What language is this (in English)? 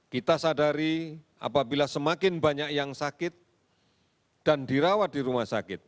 Indonesian